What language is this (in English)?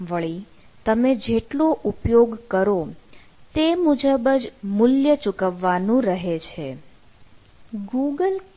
Gujarati